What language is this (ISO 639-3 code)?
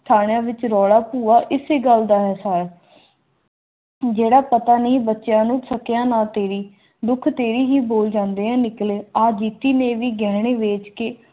pan